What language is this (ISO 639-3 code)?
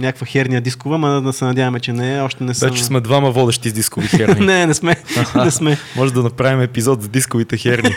bul